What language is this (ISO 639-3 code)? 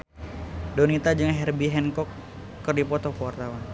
sun